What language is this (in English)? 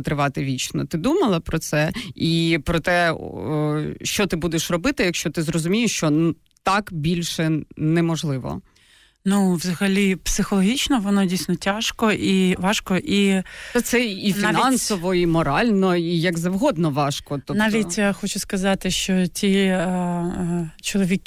Ukrainian